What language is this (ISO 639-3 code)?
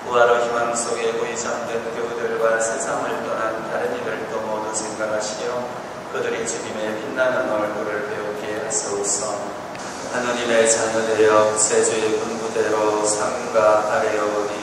kor